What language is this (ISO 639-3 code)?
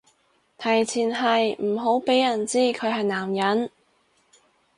yue